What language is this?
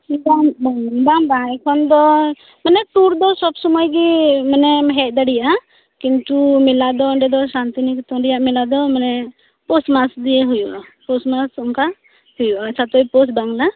Santali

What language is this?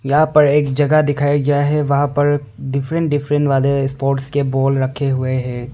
Hindi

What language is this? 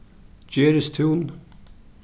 Faroese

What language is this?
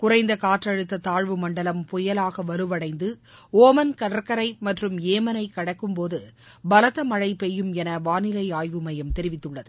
Tamil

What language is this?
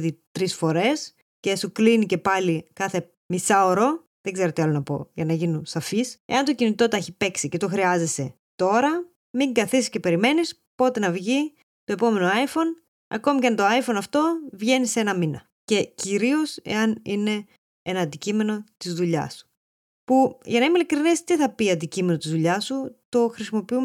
Greek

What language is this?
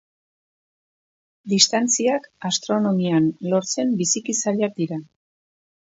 Basque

